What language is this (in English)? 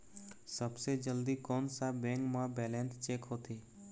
Chhattisgarhi